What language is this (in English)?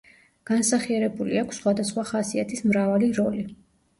Georgian